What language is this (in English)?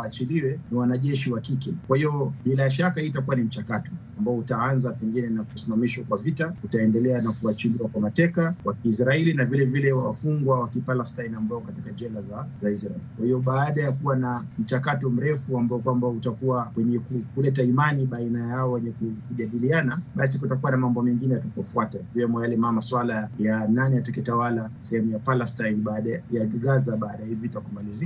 Swahili